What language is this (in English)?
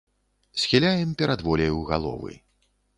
Belarusian